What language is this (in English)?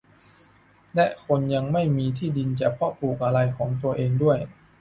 Thai